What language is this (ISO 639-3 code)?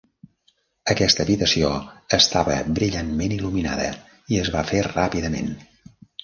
cat